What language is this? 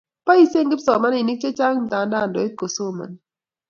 Kalenjin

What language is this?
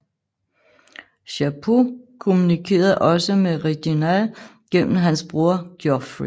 Danish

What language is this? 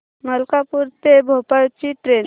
Marathi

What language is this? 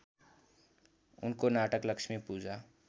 Nepali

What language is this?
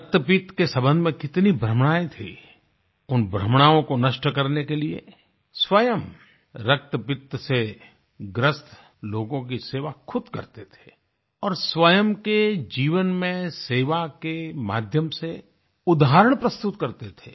Hindi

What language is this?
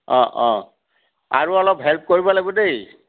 Assamese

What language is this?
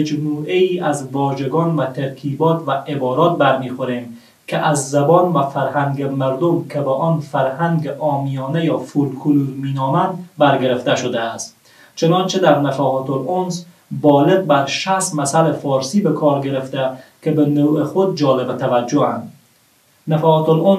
Persian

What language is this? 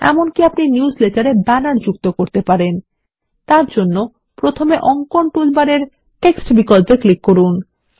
Bangla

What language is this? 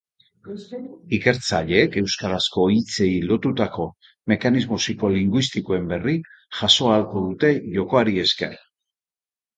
Basque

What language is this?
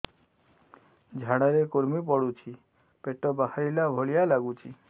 Odia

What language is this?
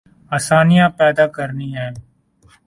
Urdu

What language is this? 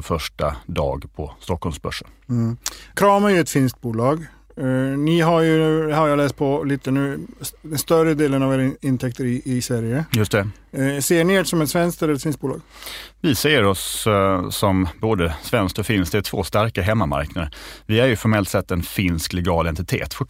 Swedish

